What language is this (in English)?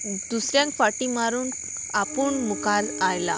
Konkani